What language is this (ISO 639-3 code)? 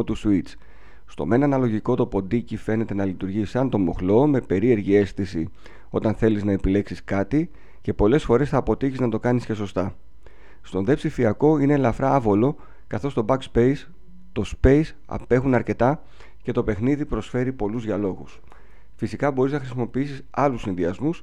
ell